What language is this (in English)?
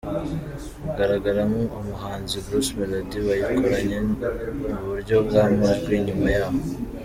Kinyarwanda